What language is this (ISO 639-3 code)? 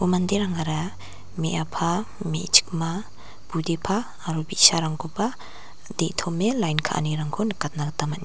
grt